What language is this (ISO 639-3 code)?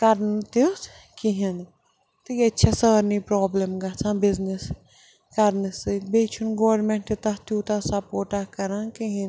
kas